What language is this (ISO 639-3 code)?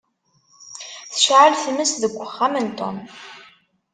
kab